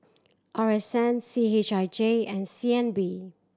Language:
English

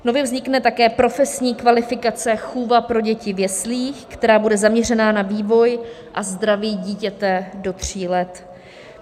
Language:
Czech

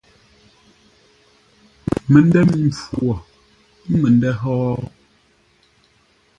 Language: Ngombale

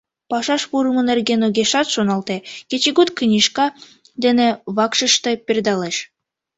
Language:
Mari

